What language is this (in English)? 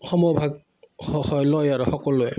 Assamese